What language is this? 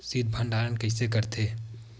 Chhattisgarhi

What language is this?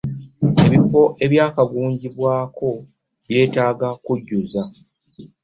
Ganda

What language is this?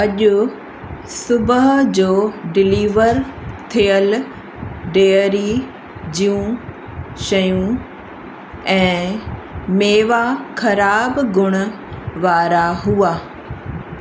Sindhi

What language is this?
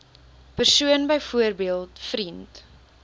Afrikaans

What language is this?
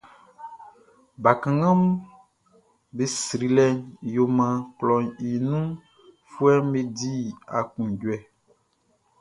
Baoulé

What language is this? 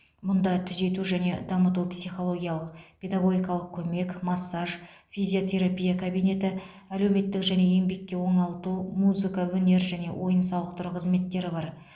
Kazakh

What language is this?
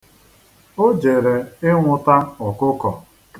Igbo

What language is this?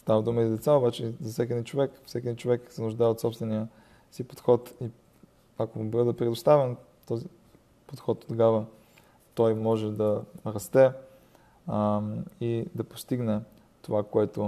Bulgarian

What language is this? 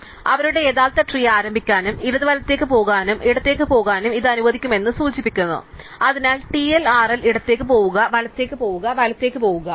Malayalam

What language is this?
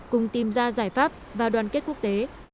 Vietnamese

